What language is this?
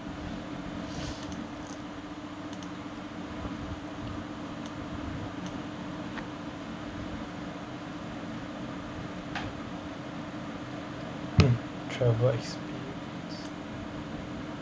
English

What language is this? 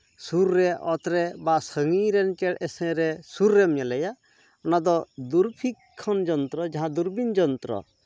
Santali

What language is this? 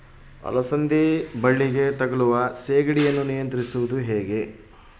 Kannada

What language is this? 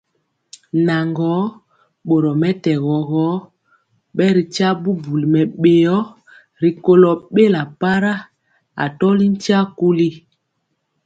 Mpiemo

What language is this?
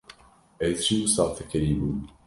Kurdish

